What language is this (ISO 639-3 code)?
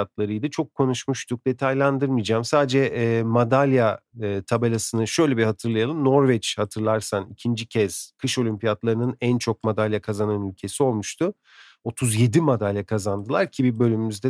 tur